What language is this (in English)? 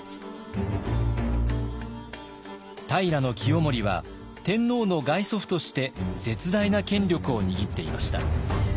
Japanese